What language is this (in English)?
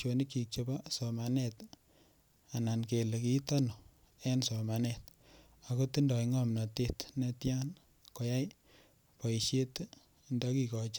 Kalenjin